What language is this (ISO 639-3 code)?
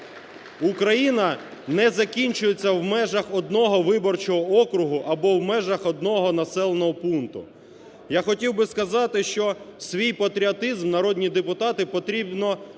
ukr